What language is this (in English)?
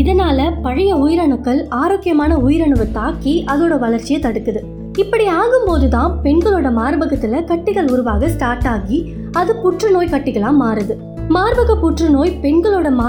Tamil